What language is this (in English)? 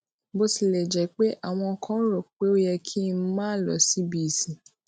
Yoruba